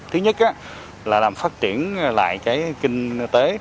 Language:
Vietnamese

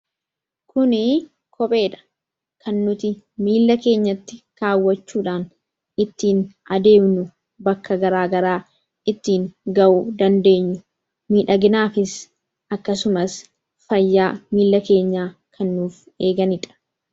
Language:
Oromo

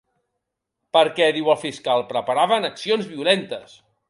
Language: Catalan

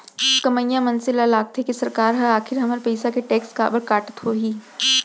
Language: Chhattisgarhi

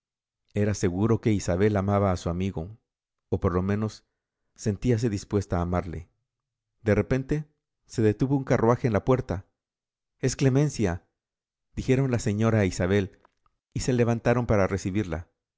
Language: Spanish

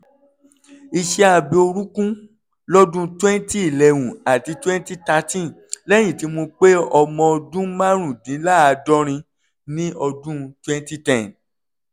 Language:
Yoruba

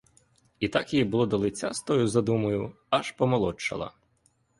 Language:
Ukrainian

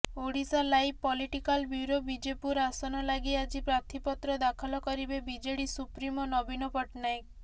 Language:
Odia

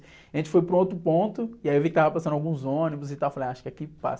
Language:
Portuguese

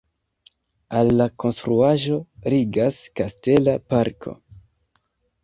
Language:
Esperanto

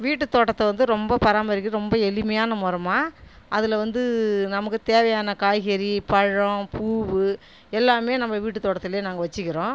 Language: Tamil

